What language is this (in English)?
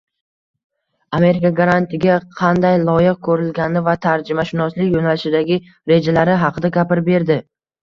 Uzbek